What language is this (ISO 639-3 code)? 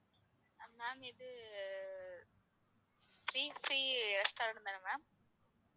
tam